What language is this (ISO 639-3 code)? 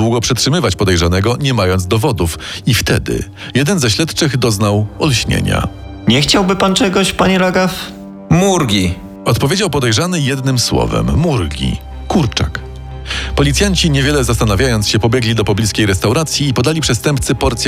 pol